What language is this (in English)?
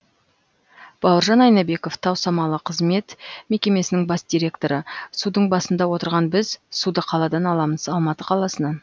Kazakh